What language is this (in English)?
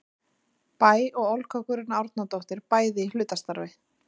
Icelandic